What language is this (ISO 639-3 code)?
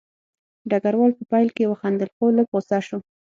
pus